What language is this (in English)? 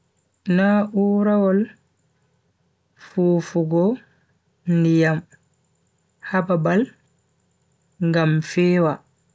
Bagirmi Fulfulde